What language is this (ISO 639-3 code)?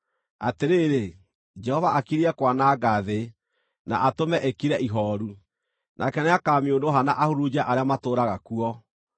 kik